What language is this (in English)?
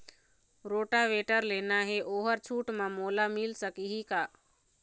Chhattisgarhi